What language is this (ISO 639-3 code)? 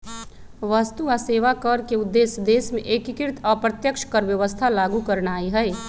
mag